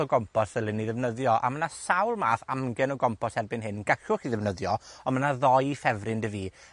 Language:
Welsh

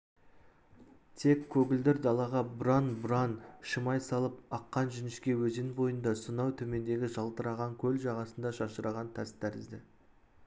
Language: Kazakh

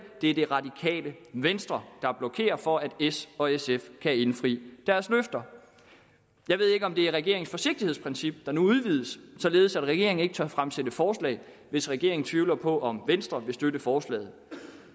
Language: Danish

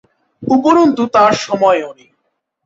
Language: Bangla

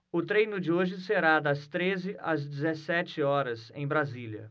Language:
Portuguese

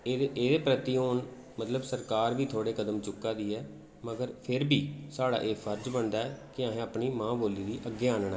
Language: Dogri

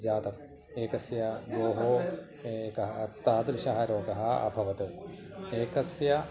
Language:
Sanskrit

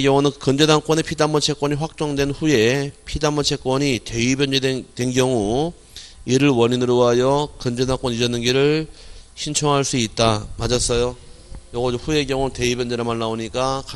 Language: Korean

